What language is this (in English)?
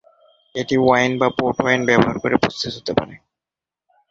Bangla